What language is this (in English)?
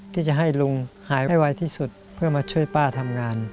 Thai